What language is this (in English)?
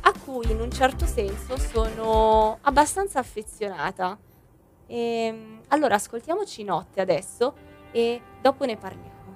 Italian